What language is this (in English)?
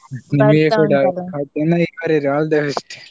Kannada